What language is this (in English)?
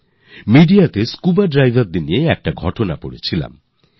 Bangla